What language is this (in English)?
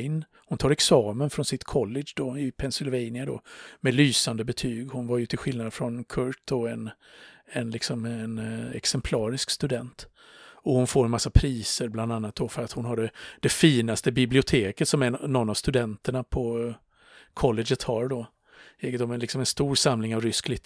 Swedish